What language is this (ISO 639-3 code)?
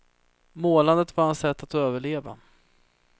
swe